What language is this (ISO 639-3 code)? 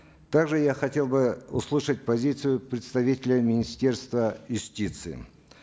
kaz